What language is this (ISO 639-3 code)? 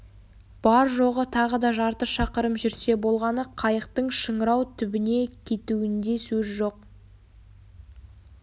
kaz